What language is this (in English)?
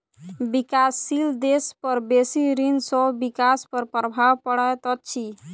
Maithili